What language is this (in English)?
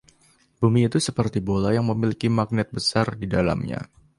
Indonesian